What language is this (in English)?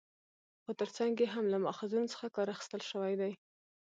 Pashto